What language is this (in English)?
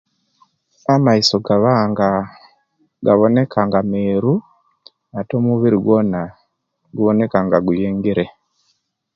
Kenyi